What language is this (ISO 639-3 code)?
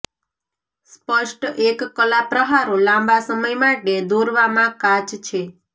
guj